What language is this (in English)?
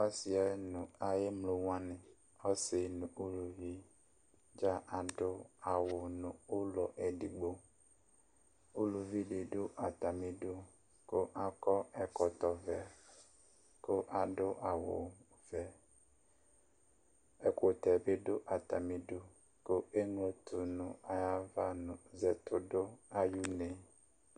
Ikposo